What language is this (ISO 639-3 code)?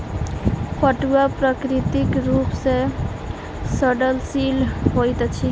mai